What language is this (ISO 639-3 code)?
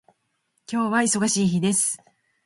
jpn